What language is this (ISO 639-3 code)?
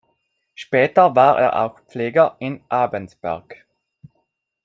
deu